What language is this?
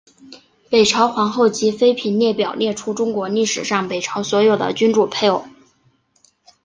Chinese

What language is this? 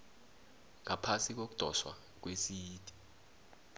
South Ndebele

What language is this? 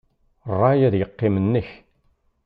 Kabyle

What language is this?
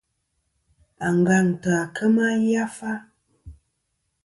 Kom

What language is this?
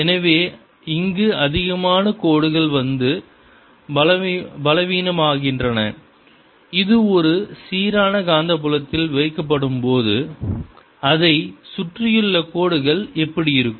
Tamil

